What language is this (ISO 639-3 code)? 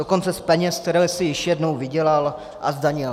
ces